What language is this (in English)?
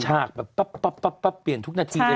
Thai